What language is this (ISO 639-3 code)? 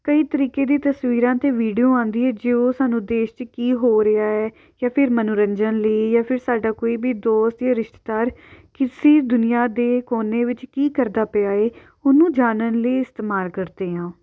pan